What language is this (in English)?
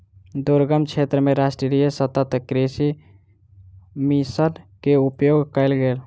Maithili